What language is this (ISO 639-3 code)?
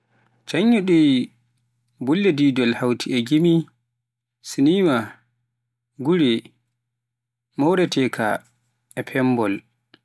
fuf